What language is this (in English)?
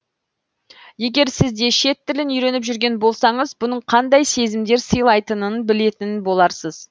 Kazakh